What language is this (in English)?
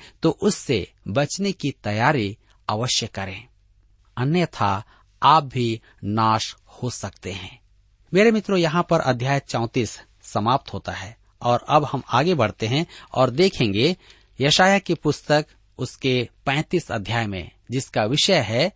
Hindi